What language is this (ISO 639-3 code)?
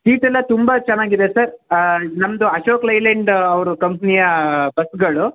kan